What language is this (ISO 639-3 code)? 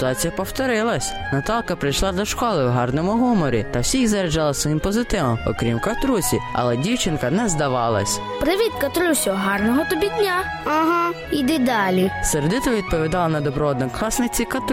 ukr